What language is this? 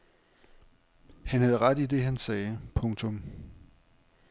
Danish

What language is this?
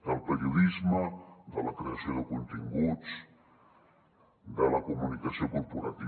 Catalan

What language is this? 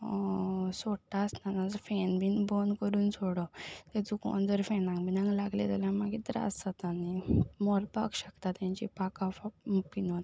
Konkani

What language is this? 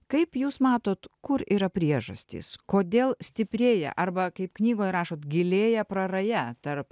Lithuanian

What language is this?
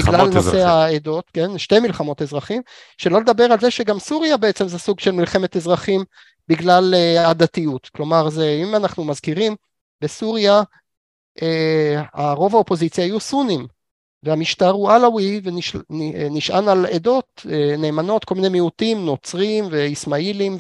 Hebrew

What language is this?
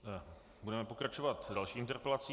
Czech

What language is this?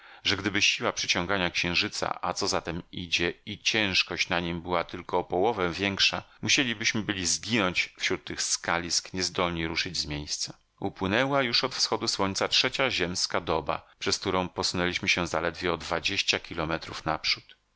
Polish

